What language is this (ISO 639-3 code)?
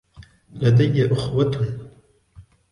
ara